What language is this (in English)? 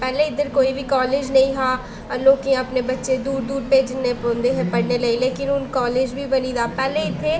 Dogri